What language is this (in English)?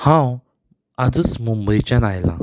Konkani